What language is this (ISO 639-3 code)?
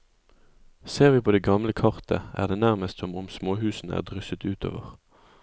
nor